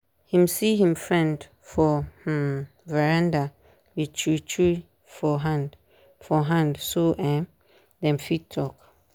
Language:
Nigerian Pidgin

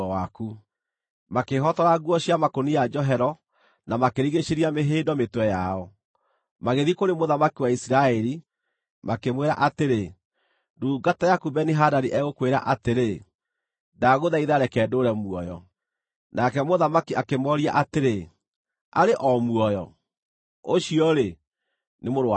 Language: Kikuyu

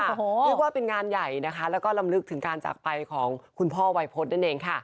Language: Thai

